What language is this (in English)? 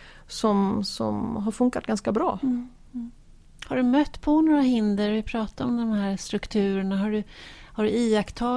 Swedish